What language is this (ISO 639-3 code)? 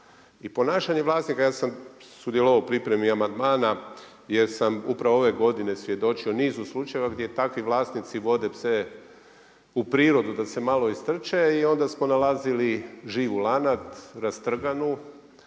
hrv